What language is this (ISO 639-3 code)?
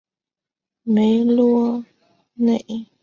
zho